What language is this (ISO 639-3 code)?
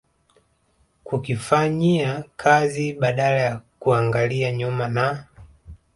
swa